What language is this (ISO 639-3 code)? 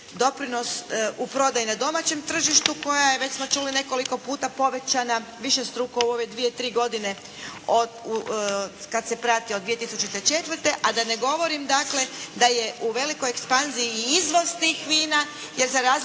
hrv